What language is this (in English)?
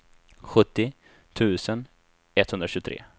Swedish